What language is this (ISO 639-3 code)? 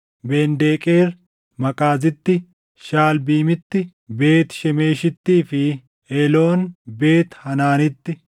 orm